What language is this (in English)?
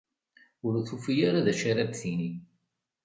Kabyle